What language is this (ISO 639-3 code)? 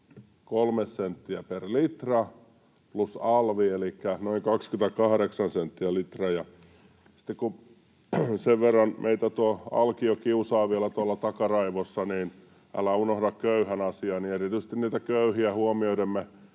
fin